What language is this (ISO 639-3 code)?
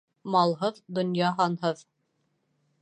bak